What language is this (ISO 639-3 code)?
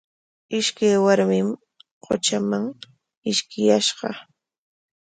qwa